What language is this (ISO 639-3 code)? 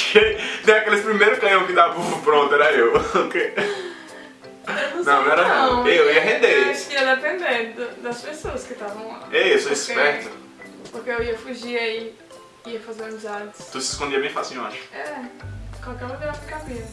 por